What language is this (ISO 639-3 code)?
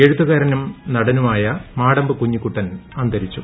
mal